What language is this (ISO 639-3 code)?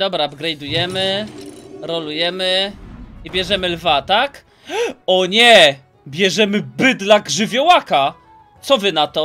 pol